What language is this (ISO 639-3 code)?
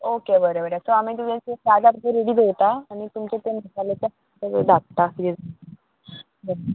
kok